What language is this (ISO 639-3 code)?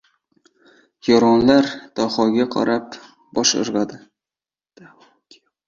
uzb